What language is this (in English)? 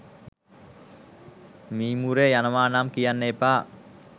Sinhala